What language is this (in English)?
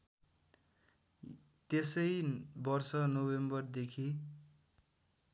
Nepali